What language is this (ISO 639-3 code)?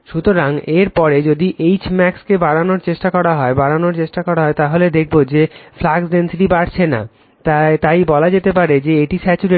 ben